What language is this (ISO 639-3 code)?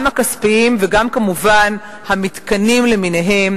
heb